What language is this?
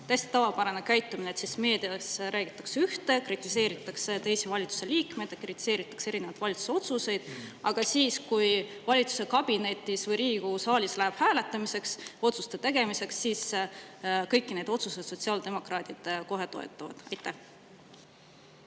Estonian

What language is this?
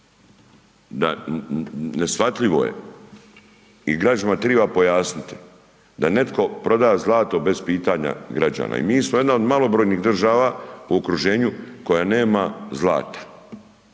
Croatian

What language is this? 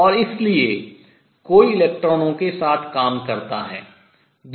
Hindi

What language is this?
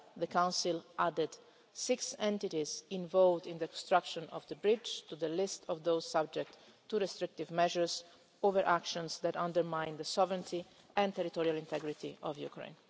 English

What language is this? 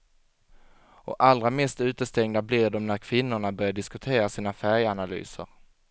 Swedish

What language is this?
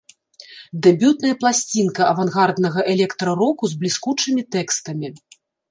Belarusian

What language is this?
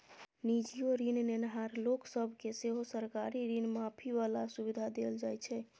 Maithili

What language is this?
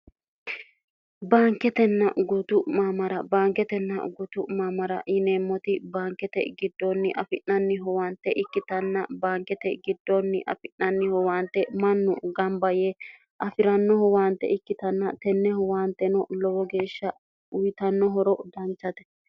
Sidamo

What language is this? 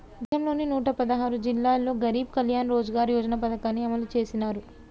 Telugu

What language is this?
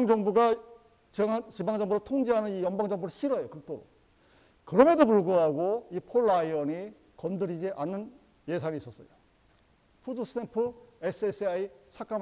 Korean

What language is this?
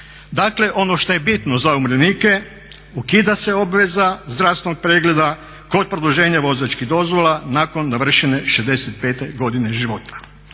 Croatian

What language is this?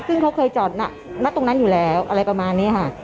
Thai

